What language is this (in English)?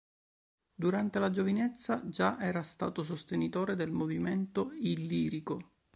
Italian